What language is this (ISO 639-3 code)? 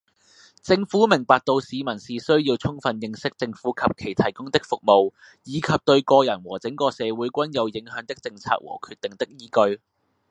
yue